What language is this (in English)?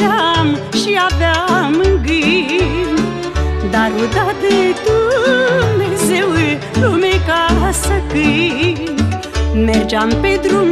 Romanian